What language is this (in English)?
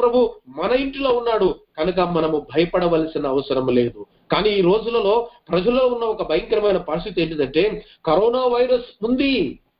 Telugu